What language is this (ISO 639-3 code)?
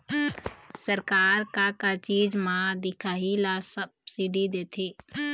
hne